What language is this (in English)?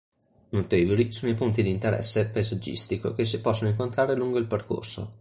Italian